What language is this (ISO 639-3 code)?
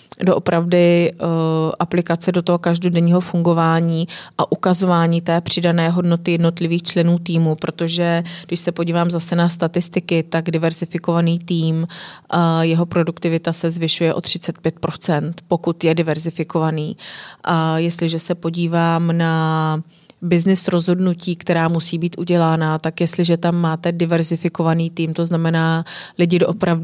ces